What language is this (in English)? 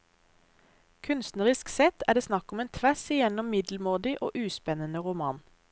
Norwegian